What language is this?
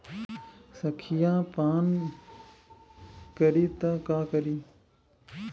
Bhojpuri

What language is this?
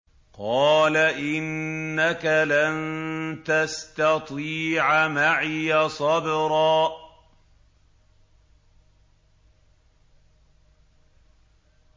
Arabic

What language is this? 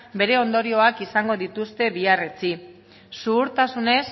Basque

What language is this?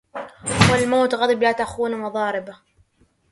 Arabic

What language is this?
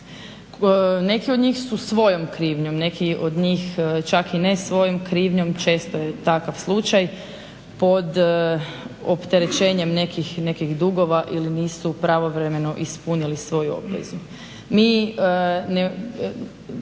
Croatian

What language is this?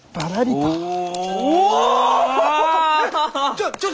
Japanese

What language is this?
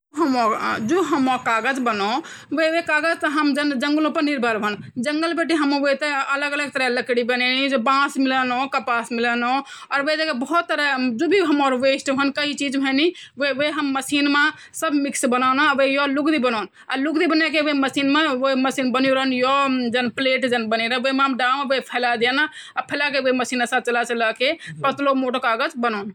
Garhwali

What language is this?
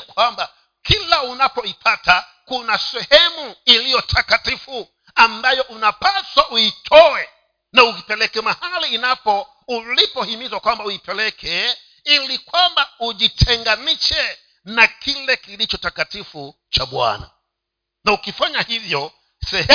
Swahili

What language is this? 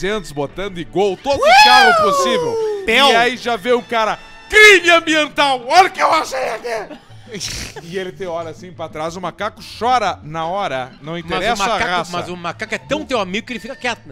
Portuguese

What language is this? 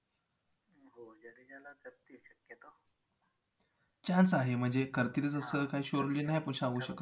Marathi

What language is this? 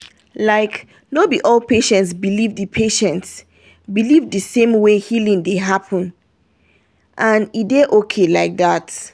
Nigerian Pidgin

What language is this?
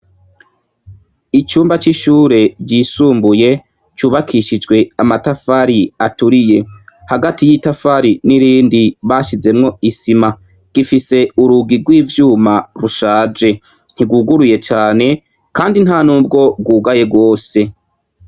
Rundi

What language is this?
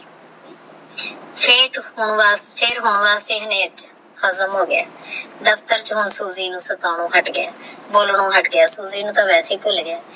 Punjabi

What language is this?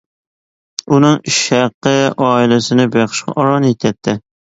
Uyghur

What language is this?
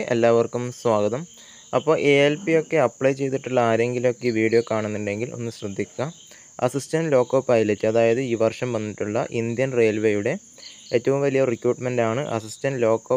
Malayalam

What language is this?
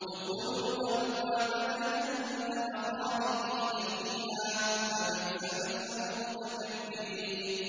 Arabic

